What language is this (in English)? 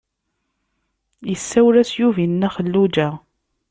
Kabyle